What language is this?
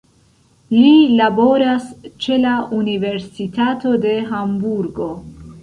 Esperanto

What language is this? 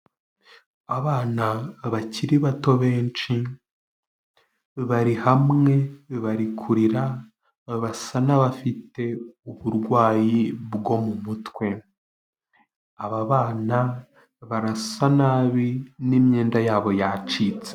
Kinyarwanda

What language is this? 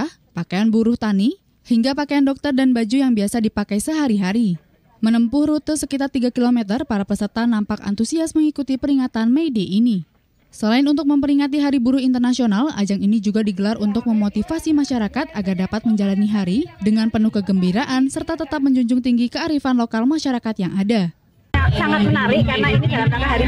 Indonesian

